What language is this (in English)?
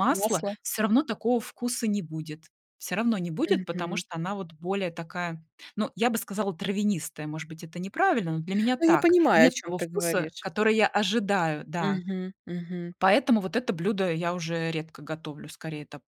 Russian